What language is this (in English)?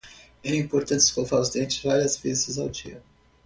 Portuguese